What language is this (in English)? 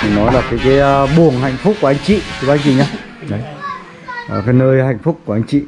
Vietnamese